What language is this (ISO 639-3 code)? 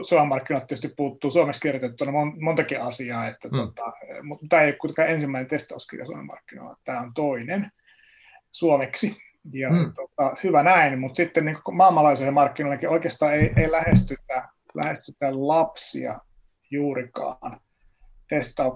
fin